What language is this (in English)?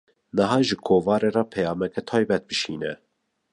Kurdish